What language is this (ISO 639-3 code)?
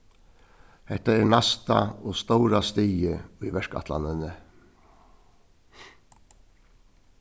fao